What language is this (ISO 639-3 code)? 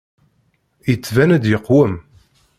kab